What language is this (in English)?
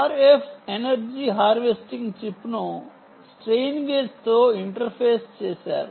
Telugu